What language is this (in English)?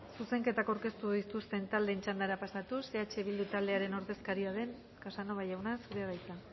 Basque